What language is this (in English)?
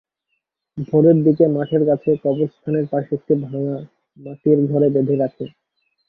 Bangla